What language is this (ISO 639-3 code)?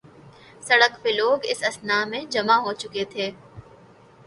urd